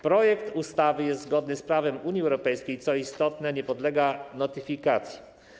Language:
Polish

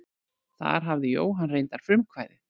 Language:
Icelandic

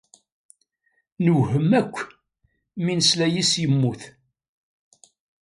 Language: Kabyle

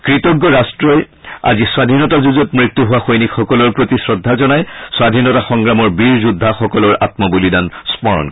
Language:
Assamese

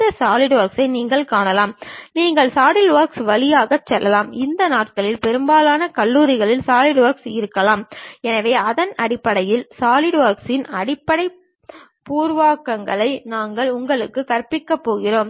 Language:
Tamil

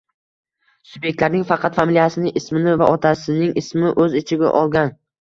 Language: Uzbek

